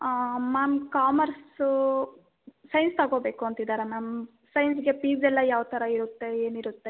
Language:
Kannada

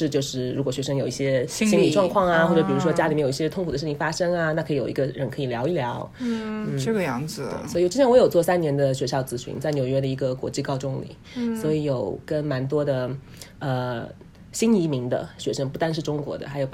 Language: Chinese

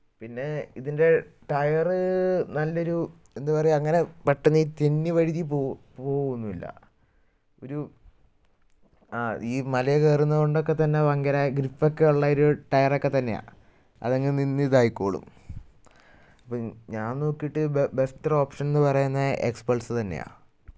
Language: Malayalam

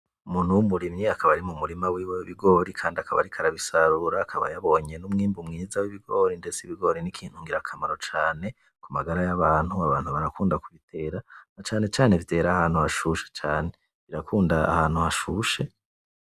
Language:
Rundi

